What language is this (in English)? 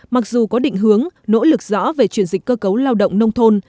Vietnamese